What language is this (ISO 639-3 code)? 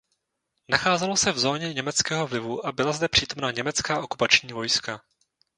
ces